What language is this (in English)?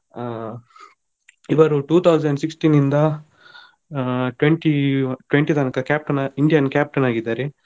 Kannada